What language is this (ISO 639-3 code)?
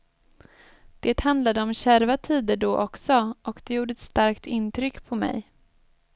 swe